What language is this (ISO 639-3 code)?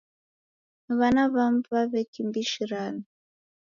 dav